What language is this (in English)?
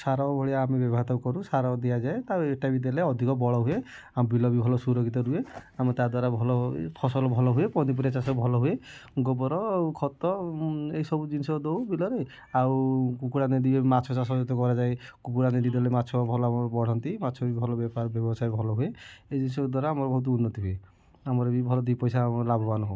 Odia